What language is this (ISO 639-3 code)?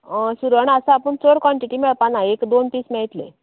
kok